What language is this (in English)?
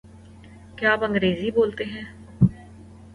Urdu